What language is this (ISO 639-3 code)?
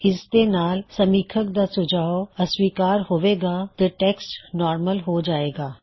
pan